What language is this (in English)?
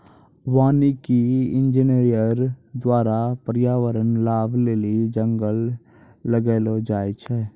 Maithili